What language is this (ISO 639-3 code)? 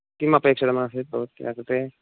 san